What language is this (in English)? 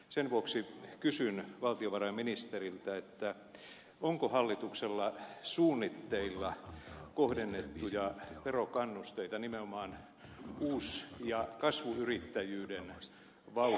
Finnish